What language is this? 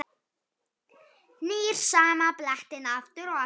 Icelandic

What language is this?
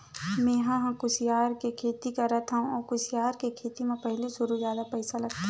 Chhattisgarhi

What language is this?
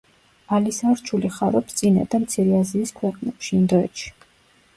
Georgian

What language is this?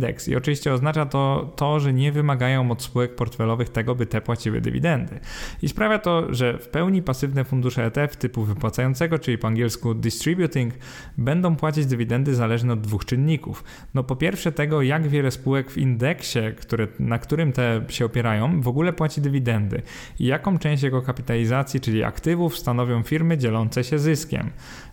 Polish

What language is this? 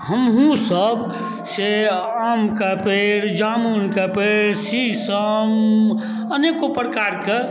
Maithili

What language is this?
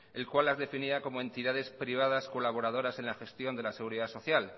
Spanish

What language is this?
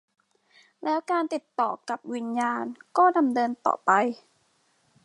Thai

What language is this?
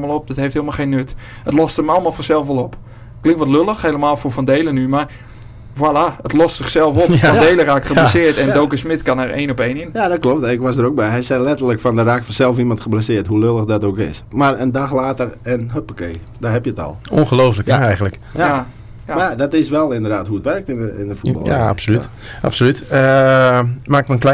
Dutch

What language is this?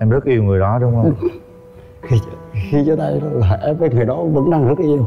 Vietnamese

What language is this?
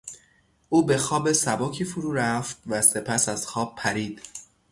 Persian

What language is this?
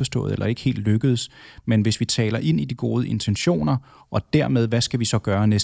Danish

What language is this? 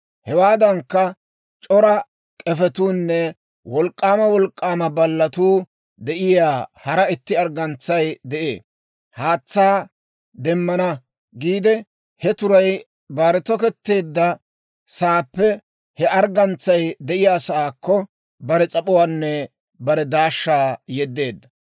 Dawro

